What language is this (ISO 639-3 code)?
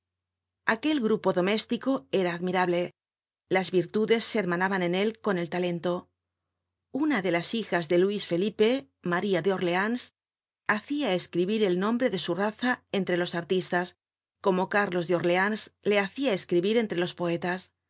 spa